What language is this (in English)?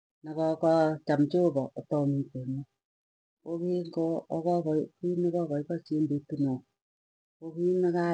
Tugen